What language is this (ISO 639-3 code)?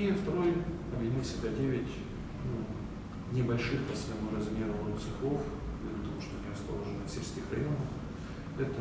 rus